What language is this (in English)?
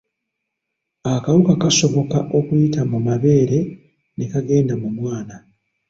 Ganda